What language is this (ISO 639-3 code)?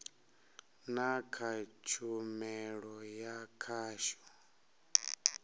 ven